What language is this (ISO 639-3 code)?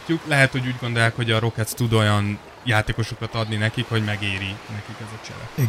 hun